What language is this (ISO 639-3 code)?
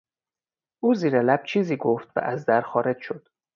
fas